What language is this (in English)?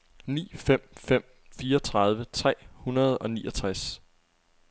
Danish